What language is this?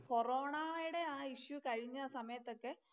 Malayalam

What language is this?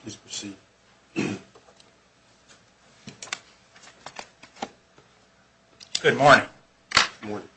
English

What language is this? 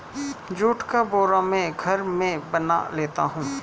Hindi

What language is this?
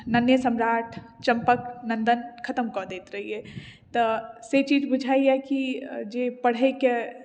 Maithili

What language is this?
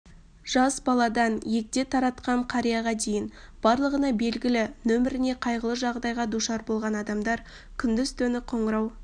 Kazakh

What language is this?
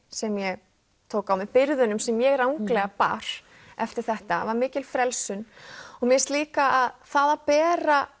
Icelandic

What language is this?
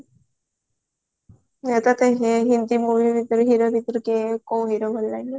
Odia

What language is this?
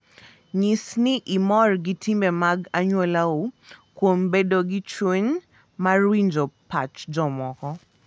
Luo (Kenya and Tanzania)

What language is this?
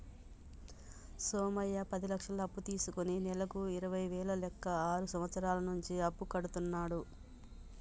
Telugu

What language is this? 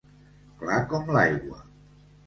Catalan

